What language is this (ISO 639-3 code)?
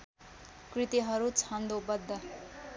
nep